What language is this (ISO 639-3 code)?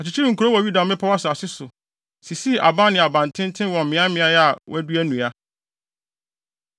aka